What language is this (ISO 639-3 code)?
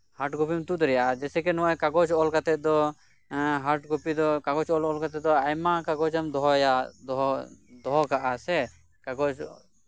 sat